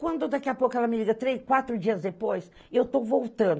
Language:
Portuguese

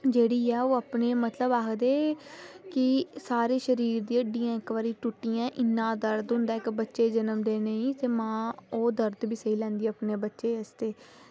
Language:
Dogri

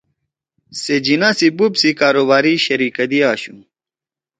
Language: Torwali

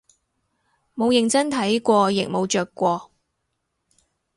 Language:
Cantonese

